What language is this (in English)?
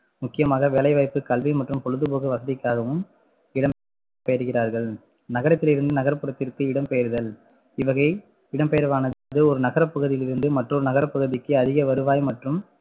Tamil